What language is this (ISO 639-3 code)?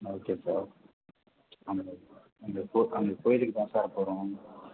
tam